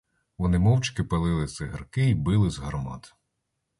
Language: Ukrainian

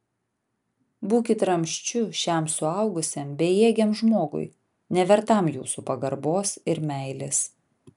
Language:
Lithuanian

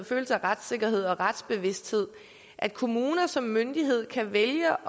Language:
Danish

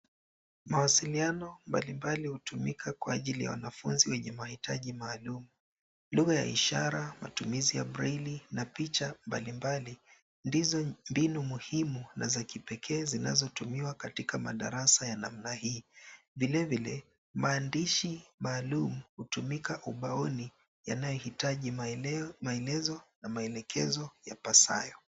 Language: Swahili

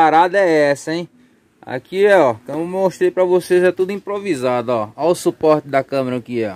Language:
Portuguese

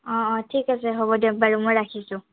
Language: Assamese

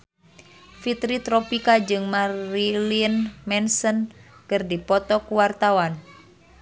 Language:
Sundanese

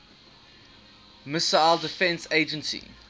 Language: English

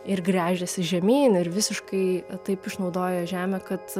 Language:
Lithuanian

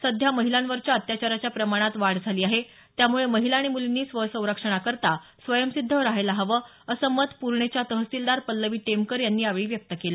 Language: Marathi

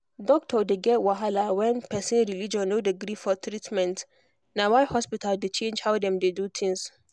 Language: Nigerian Pidgin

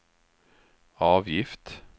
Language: Swedish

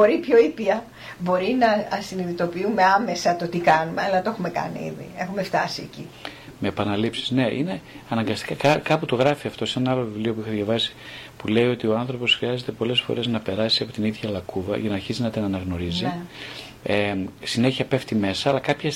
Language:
Greek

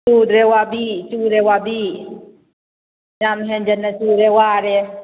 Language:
Manipuri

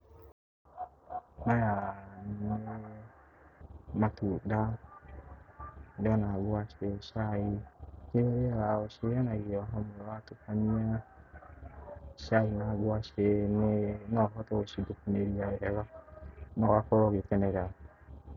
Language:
Kikuyu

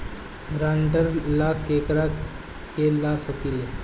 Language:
Bhojpuri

